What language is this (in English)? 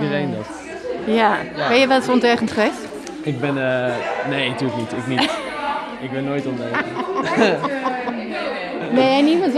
Dutch